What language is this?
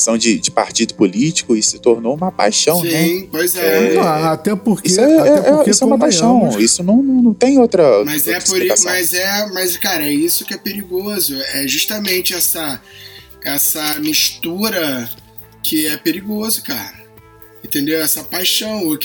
Portuguese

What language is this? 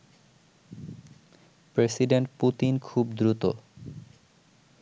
Bangla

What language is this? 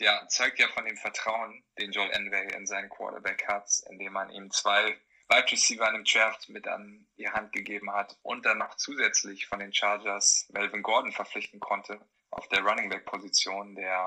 German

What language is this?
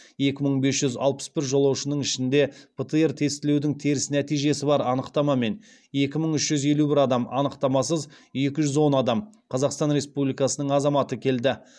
Kazakh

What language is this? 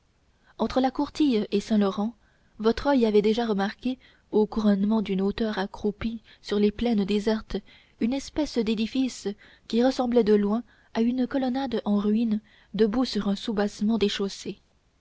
French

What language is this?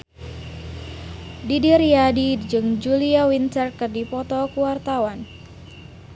Sundanese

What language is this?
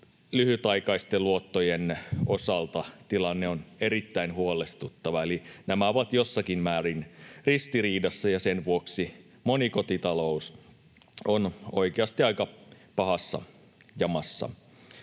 Finnish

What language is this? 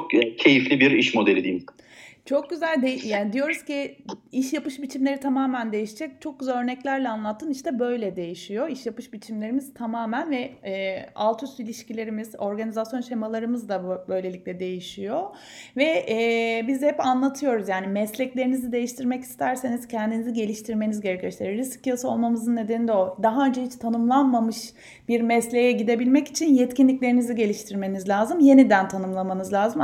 Turkish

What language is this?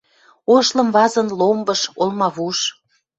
Western Mari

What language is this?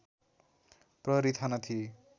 Nepali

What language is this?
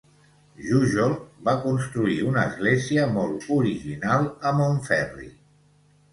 Catalan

